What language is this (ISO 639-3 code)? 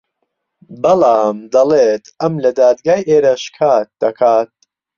ckb